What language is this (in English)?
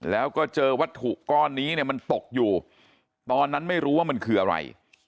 Thai